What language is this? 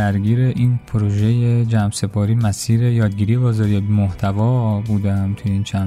Persian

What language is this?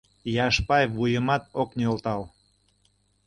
Mari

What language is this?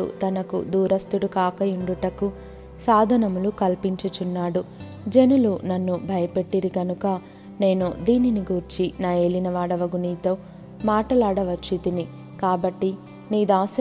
Telugu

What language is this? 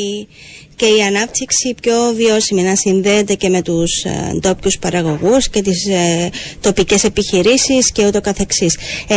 Greek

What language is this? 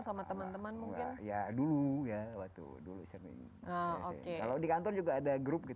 Indonesian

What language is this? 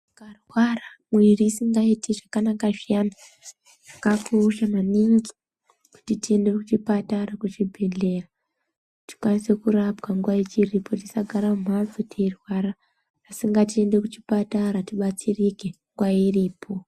Ndau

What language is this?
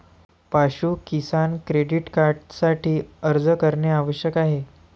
Marathi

